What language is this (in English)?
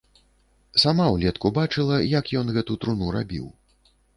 Belarusian